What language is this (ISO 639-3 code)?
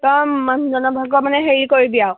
asm